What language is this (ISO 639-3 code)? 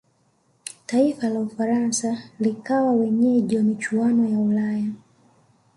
swa